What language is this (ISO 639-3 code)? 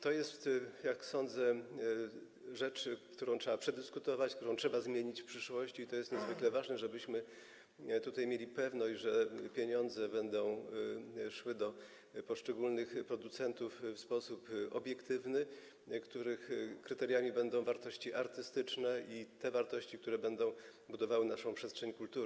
pol